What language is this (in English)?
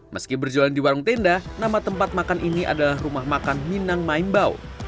Indonesian